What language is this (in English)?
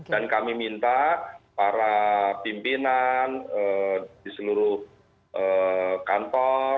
Indonesian